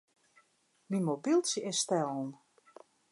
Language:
Western Frisian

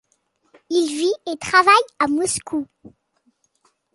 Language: French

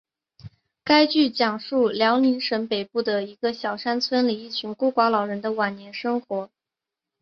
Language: Chinese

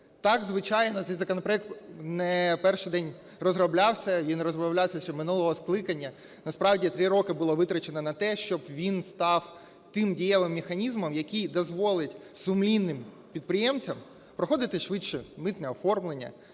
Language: Ukrainian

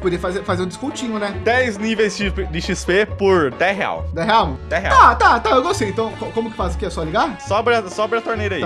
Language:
Portuguese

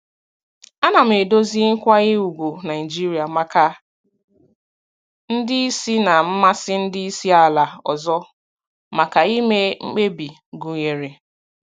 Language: Igbo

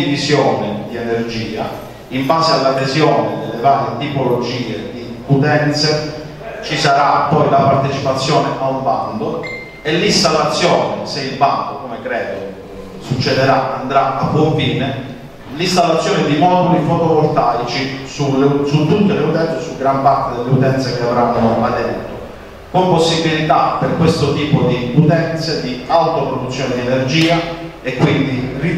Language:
Italian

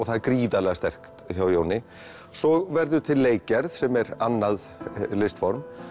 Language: Icelandic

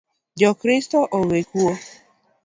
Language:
Luo (Kenya and Tanzania)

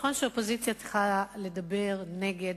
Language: Hebrew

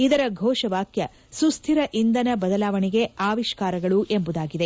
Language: Kannada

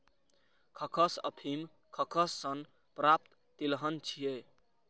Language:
Maithili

